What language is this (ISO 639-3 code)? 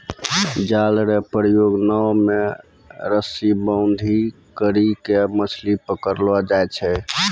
mai